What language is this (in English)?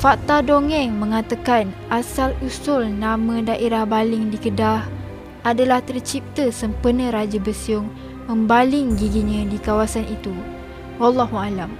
Malay